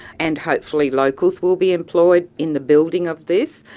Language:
English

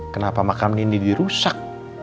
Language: Indonesian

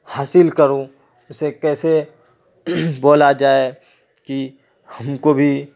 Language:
Urdu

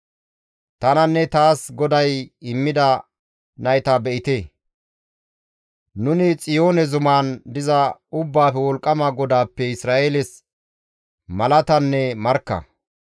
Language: Gamo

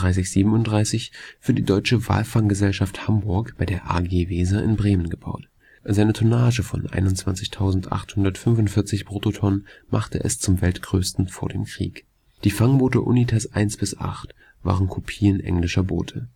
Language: German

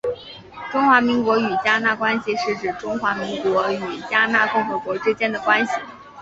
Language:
Chinese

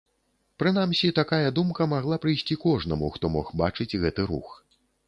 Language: Belarusian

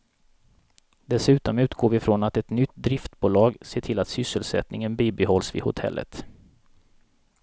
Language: Swedish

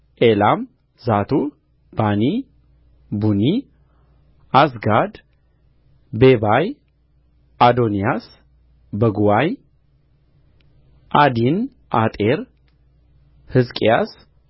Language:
Amharic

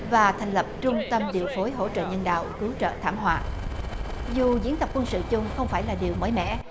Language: Vietnamese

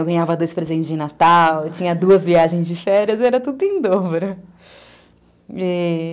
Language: Portuguese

